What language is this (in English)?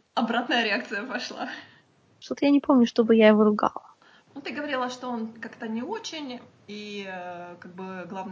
Russian